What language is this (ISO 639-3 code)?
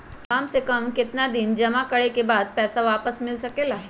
mag